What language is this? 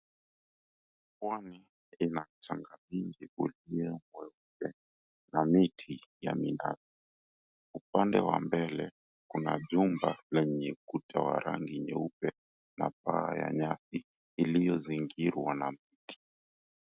Swahili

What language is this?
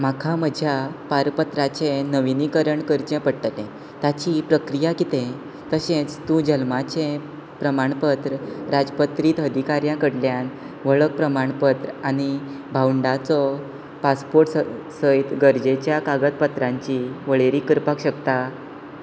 Konkani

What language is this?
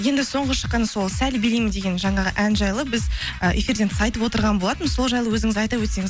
Kazakh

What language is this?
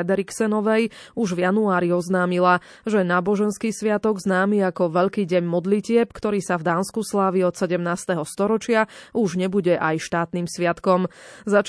Slovak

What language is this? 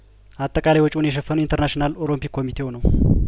Amharic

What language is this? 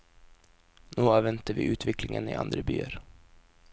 Norwegian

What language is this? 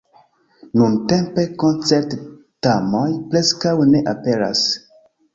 Esperanto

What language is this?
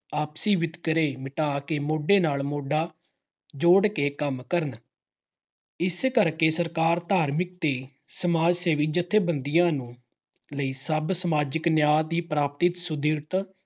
Punjabi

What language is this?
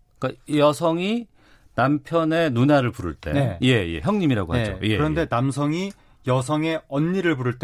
Korean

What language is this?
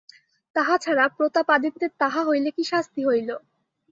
Bangla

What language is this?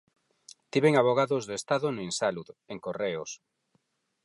Galician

